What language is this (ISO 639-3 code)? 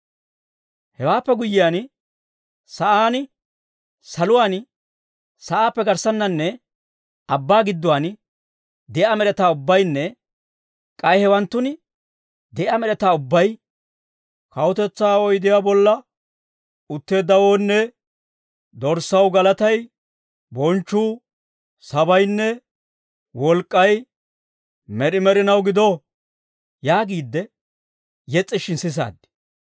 dwr